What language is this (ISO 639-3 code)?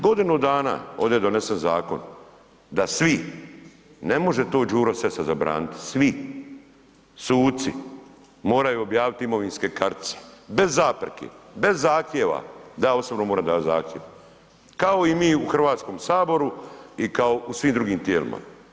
hrv